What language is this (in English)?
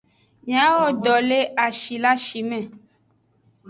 Aja (Benin)